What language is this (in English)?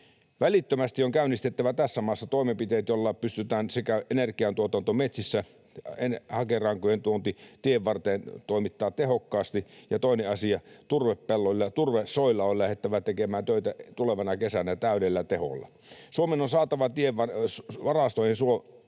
Finnish